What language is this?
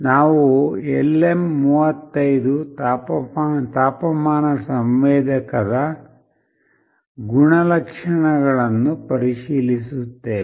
Kannada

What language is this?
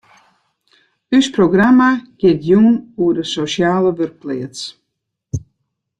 Western Frisian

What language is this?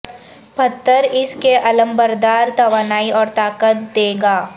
Urdu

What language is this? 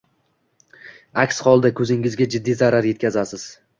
Uzbek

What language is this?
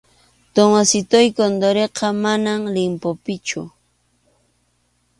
Arequipa-La Unión Quechua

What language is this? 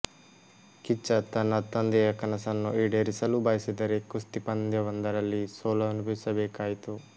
Kannada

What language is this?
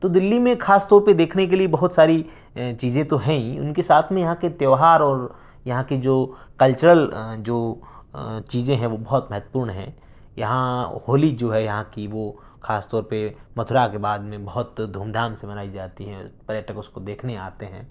Urdu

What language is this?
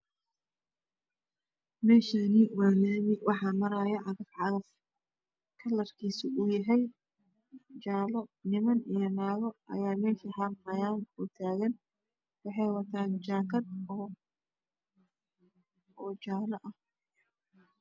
Somali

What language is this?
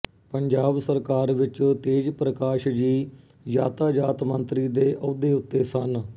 Punjabi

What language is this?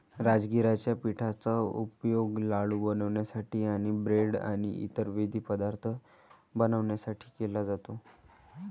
Marathi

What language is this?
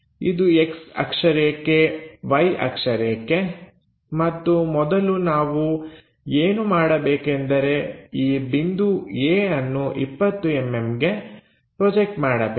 Kannada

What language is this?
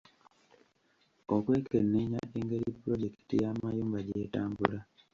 Ganda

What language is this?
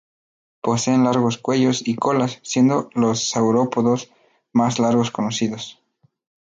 Spanish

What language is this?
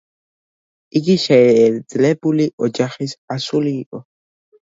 Georgian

